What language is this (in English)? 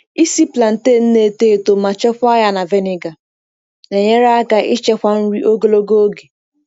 Igbo